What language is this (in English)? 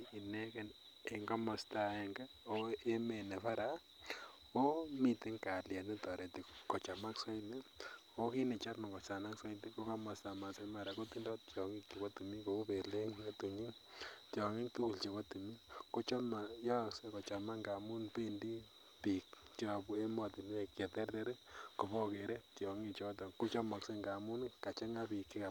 Kalenjin